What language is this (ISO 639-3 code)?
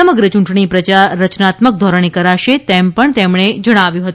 guj